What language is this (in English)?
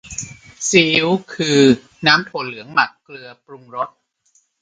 Thai